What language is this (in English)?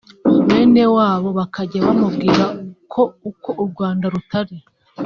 Kinyarwanda